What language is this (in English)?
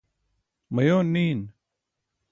Burushaski